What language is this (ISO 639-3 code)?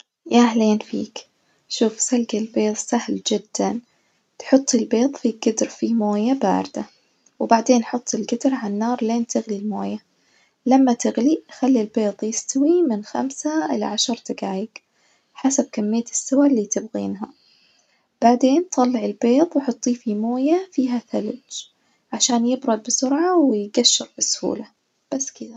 ars